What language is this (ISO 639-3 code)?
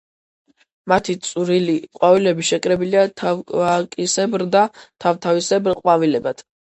kat